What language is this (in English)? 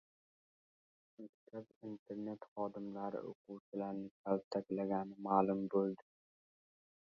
Uzbek